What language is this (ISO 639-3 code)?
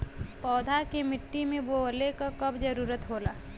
bho